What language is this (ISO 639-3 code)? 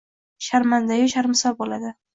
uzb